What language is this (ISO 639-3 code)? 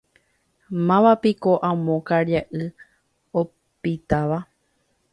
grn